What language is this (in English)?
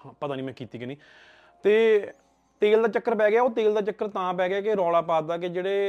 Punjabi